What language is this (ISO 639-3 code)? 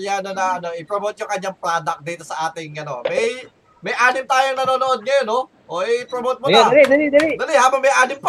fil